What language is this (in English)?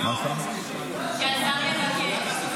Hebrew